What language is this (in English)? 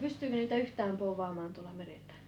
Finnish